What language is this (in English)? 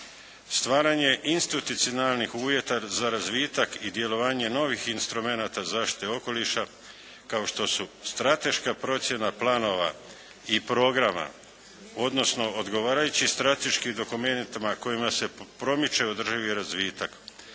Croatian